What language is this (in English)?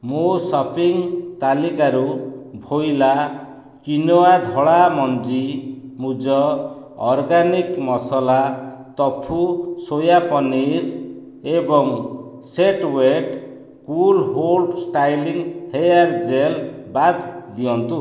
Odia